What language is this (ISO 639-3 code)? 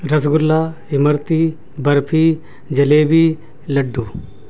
urd